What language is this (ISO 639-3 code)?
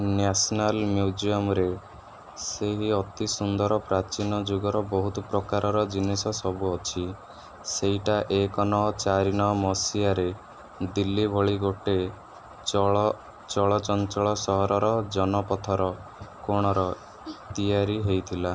ori